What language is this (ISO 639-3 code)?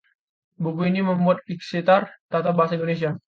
ind